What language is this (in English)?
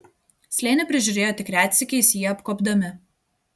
Lithuanian